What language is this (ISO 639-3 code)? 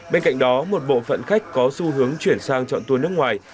vie